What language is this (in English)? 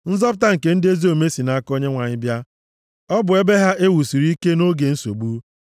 Igbo